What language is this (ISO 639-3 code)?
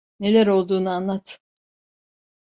tur